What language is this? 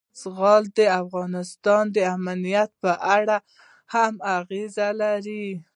Pashto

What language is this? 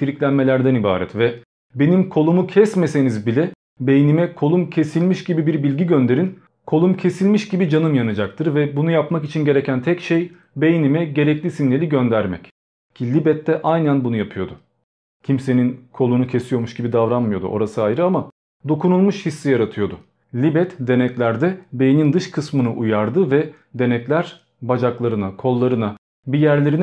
Turkish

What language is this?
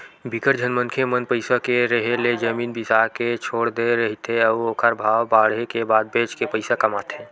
Chhattisgarhi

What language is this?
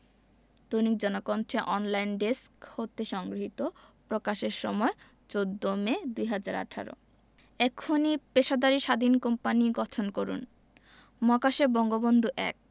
Bangla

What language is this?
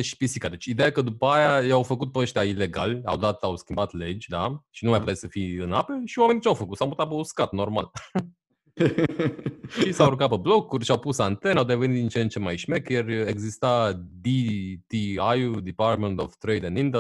Romanian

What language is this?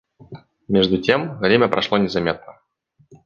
Russian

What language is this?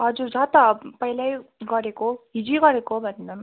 Nepali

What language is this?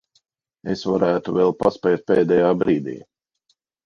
Latvian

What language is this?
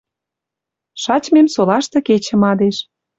Western Mari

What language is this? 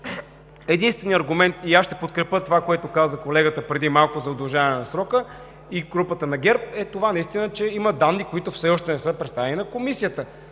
Bulgarian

